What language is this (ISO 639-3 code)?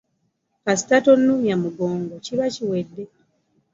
lug